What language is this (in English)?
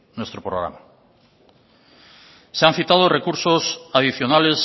Spanish